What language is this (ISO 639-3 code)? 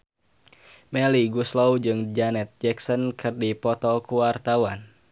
sun